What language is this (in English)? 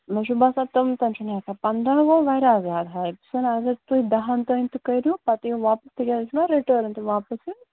Kashmiri